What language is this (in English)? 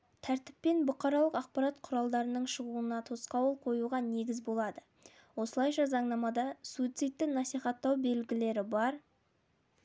Kazakh